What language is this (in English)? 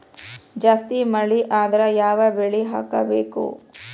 Kannada